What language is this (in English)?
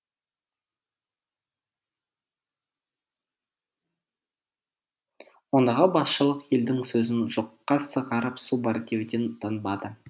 Kazakh